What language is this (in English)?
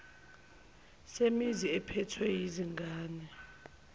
Zulu